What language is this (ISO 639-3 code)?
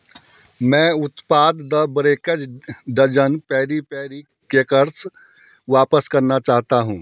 hin